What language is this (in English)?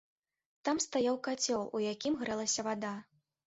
Belarusian